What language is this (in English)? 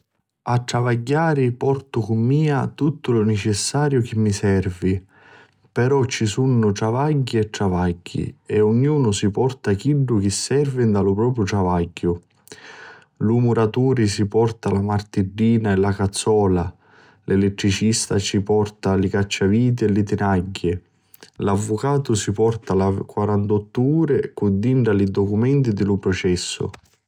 Sicilian